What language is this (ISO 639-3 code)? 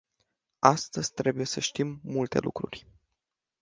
ron